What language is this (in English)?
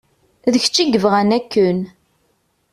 Kabyle